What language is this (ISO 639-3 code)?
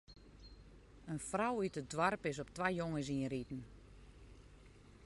fry